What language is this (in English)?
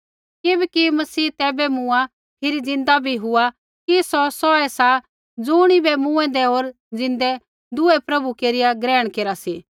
Kullu Pahari